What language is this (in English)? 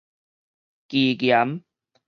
Min Nan Chinese